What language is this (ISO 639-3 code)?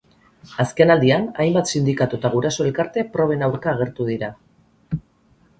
eus